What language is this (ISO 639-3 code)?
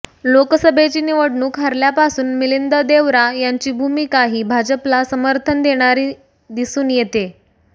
mar